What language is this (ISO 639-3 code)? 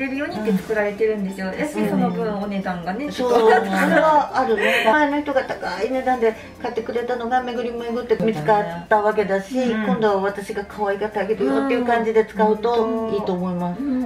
jpn